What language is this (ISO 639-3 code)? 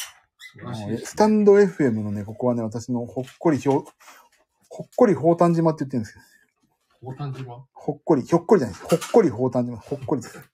jpn